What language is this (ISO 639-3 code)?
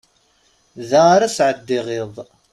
kab